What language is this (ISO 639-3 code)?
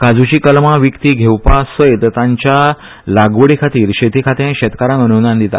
kok